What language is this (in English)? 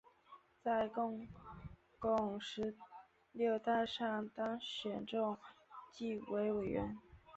Chinese